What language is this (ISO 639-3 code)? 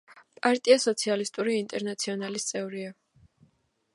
kat